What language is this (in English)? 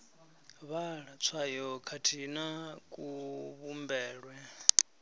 Venda